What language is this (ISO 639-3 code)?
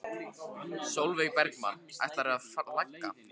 isl